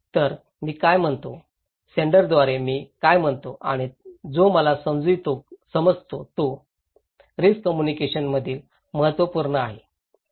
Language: Marathi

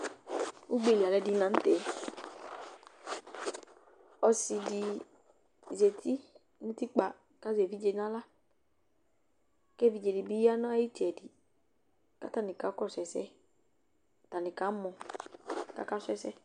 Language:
Ikposo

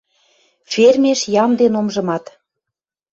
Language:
Western Mari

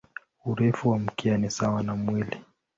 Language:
Swahili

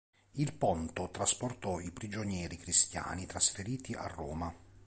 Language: Italian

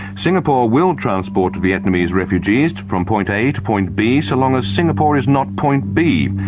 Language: English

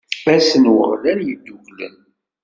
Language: Kabyle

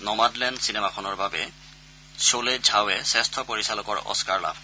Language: Assamese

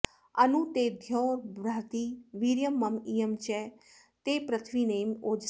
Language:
Sanskrit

